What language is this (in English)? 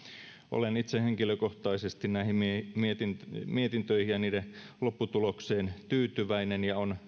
Finnish